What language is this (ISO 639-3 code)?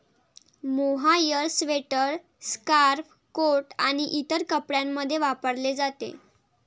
mar